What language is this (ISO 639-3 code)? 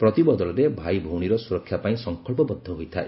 ori